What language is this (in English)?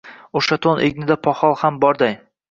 Uzbek